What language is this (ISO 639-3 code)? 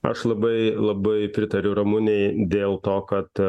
lit